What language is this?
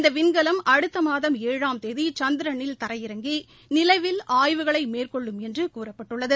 Tamil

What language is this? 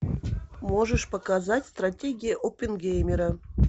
Russian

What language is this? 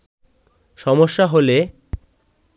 Bangla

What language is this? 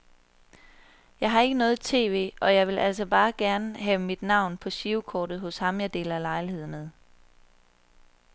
Danish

